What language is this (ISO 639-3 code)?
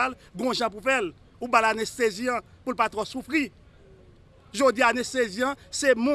fra